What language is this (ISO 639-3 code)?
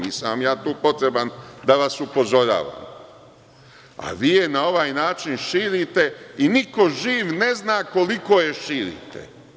srp